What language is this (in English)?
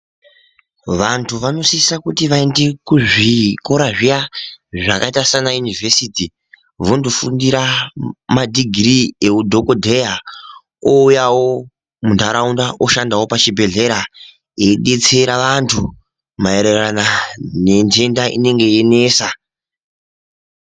Ndau